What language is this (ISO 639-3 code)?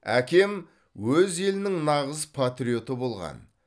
kaz